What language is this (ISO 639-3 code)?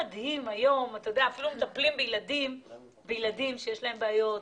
heb